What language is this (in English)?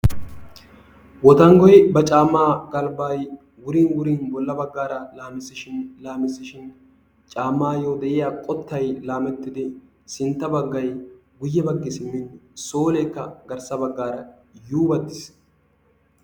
Wolaytta